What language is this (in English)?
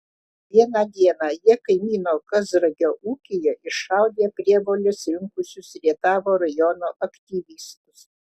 Lithuanian